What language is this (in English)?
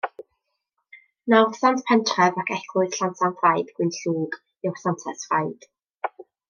Welsh